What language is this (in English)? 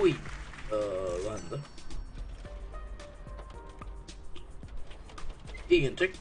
Swedish